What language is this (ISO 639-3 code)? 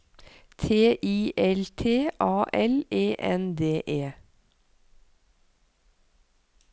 nor